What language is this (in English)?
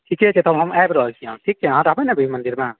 Maithili